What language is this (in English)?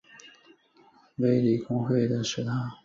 Chinese